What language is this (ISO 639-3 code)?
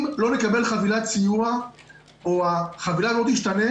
heb